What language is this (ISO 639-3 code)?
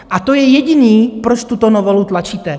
ces